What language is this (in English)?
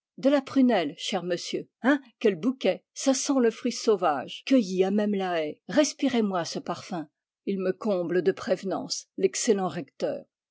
French